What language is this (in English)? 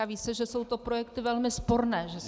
Czech